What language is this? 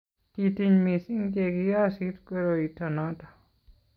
Kalenjin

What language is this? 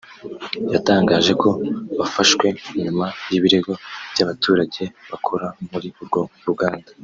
Kinyarwanda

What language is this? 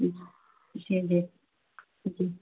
Urdu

